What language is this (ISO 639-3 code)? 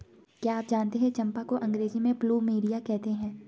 hin